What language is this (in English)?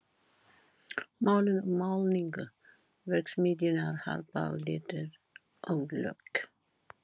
Icelandic